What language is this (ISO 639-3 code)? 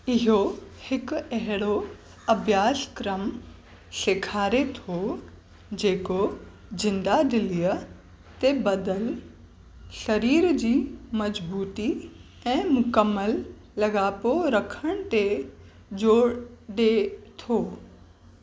snd